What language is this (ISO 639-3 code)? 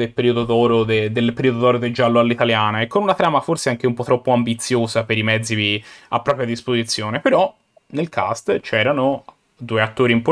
ita